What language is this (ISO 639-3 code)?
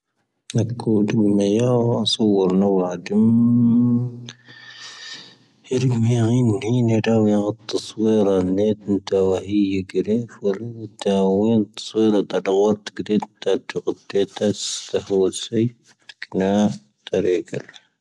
thv